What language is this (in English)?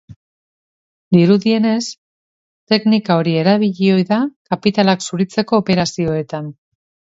Basque